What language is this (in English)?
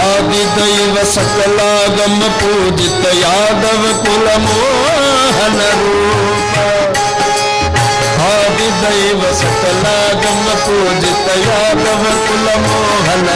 Kannada